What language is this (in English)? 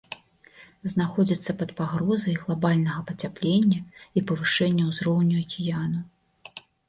Belarusian